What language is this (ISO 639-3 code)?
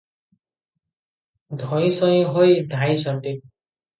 ori